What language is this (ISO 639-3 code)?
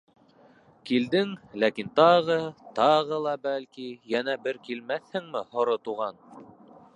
bak